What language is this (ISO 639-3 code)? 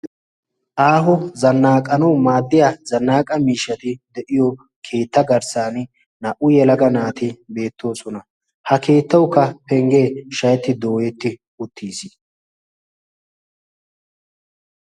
wal